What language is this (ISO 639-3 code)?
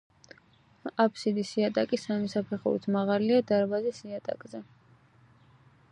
kat